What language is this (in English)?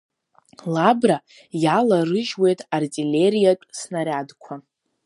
Abkhazian